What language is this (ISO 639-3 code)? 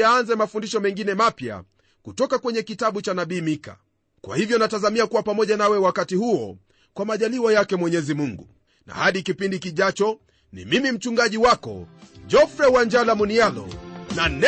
swa